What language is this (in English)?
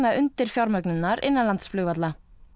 Icelandic